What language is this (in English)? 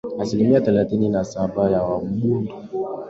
Swahili